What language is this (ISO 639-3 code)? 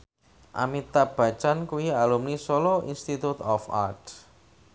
jav